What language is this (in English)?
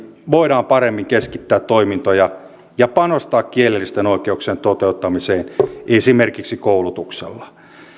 Finnish